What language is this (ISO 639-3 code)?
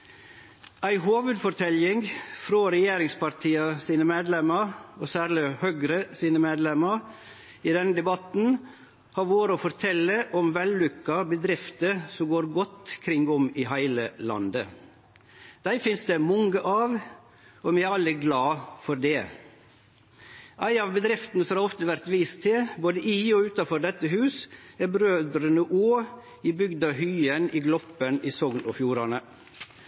nno